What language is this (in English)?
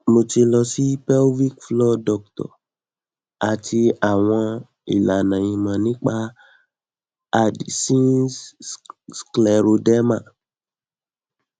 Yoruba